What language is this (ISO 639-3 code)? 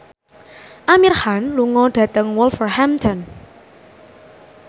jav